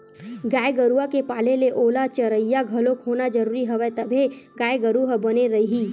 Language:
Chhattisgarhi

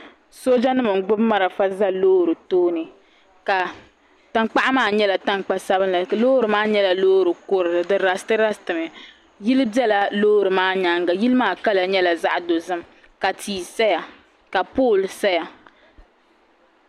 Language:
Dagbani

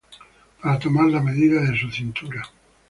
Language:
Spanish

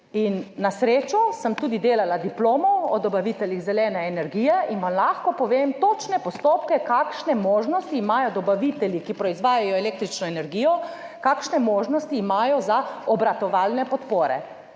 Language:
Slovenian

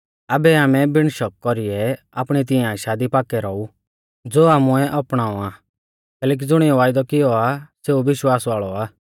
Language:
Mahasu Pahari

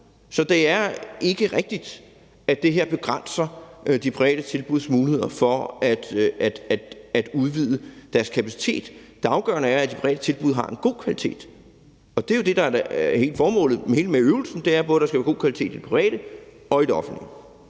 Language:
Danish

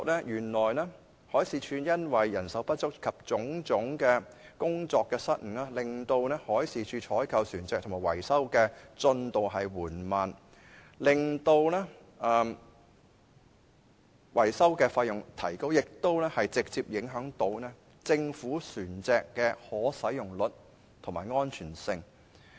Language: Cantonese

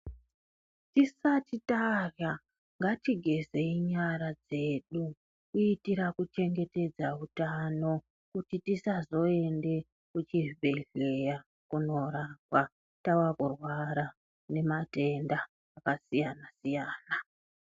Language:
Ndau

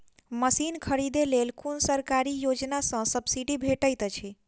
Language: Maithili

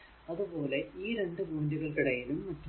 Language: Malayalam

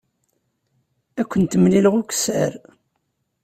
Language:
Kabyle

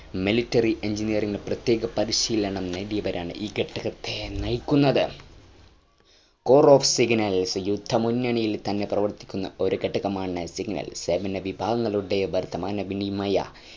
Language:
Malayalam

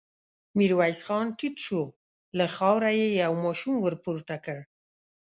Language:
Pashto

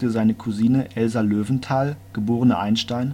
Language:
German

